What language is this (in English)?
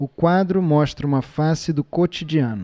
Portuguese